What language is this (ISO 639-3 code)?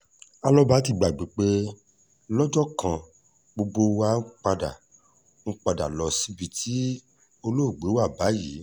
yor